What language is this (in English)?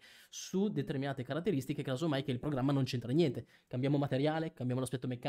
Italian